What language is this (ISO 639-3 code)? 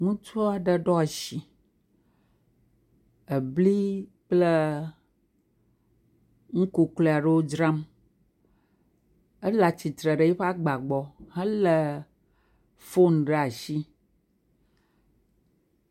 ewe